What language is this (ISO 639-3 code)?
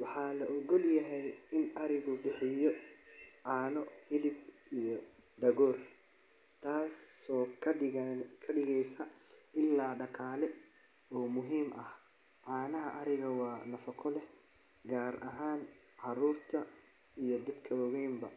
som